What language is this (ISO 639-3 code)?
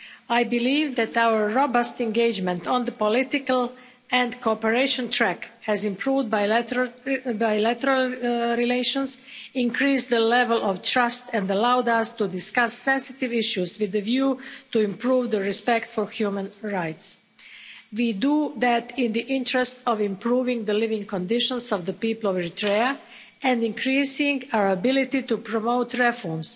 eng